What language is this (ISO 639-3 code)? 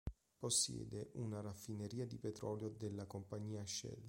ita